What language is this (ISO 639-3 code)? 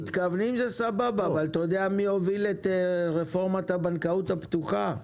heb